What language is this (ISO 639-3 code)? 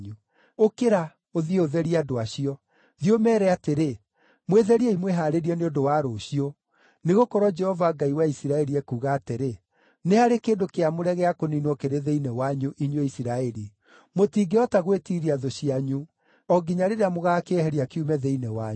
kik